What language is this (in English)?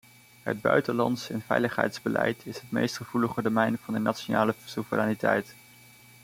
Dutch